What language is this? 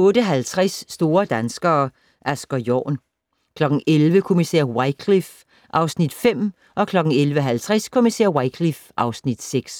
Danish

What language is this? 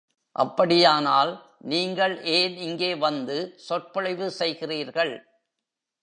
Tamil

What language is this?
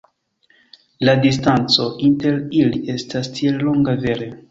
Esperanto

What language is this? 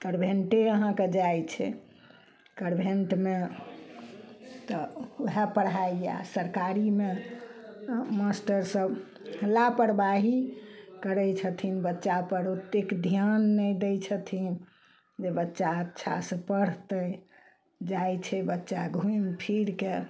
Maithili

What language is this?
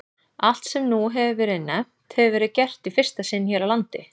Icelandic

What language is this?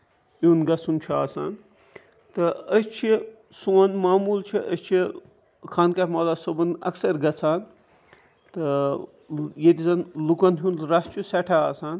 Kashmiri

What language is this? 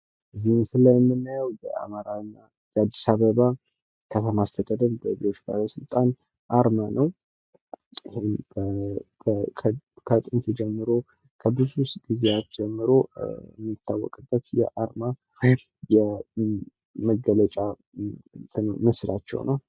Amharic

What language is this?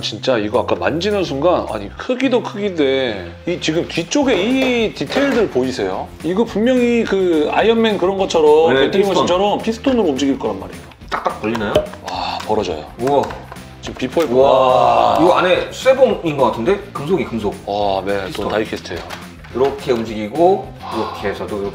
Korean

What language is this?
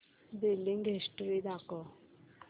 Marathi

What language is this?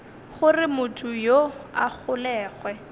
Northern Sotho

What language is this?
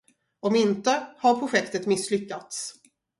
Swedish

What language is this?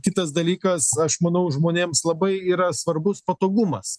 Lithuanian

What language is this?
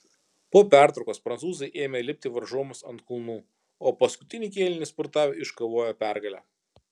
Lithuanian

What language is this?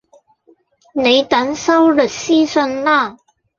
Cantonese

